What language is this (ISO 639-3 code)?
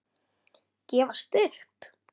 isl